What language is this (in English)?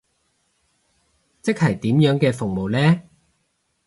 Cantonese